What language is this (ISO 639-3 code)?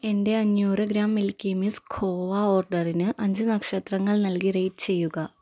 mal